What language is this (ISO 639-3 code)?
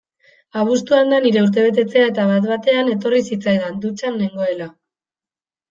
eus